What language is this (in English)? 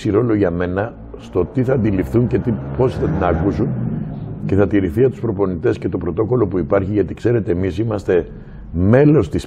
Greek